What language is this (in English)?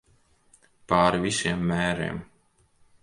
Latvian